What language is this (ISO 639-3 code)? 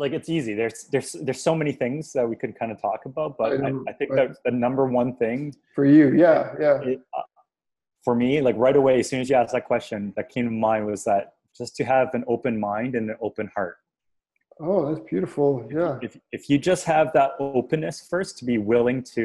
eng